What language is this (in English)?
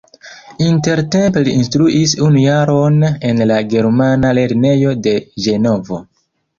Esperanto